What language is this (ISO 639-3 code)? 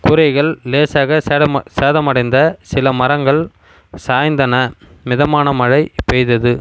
tam